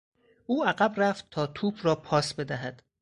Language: Persian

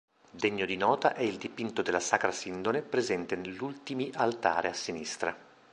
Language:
Italian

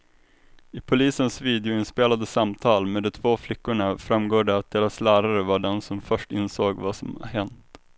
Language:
Swedish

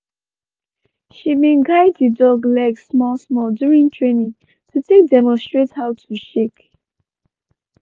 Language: Nigerian Pidgin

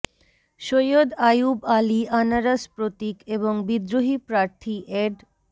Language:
Bangla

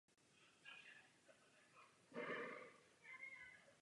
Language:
Czech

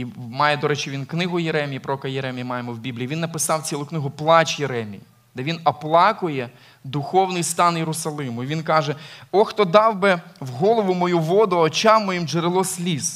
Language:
Ukrainian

